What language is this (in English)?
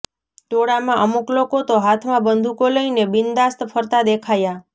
Gujarati